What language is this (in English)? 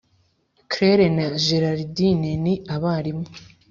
Kinyarwanda